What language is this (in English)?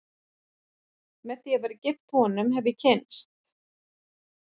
Icelandic